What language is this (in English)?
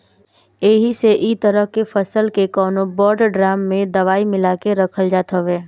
Bhojpuri